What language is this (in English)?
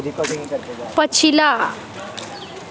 Maithili